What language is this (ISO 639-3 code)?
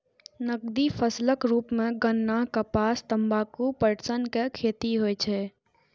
mai